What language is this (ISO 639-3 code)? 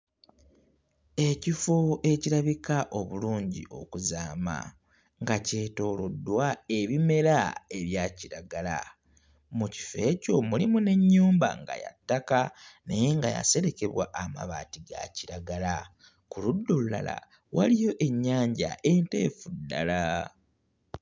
lug